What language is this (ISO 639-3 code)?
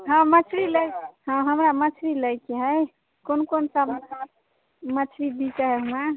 mai